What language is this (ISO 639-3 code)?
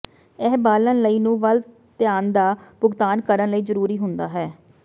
pan